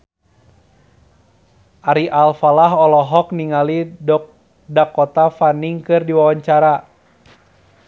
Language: Sundanese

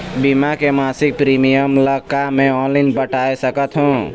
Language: Chhattisgarhi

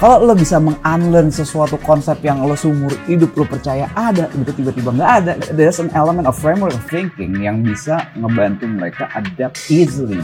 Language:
Indonesian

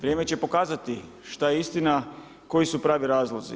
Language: Croatian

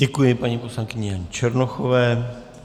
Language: Czech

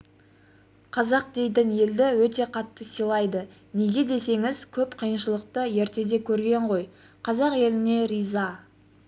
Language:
Kazakh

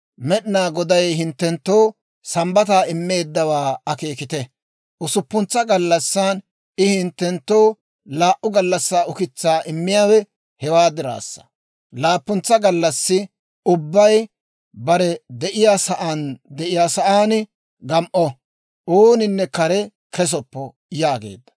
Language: Dawro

